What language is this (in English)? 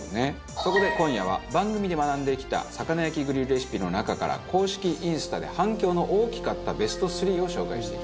Japanese